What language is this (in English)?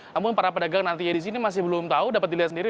Indonesian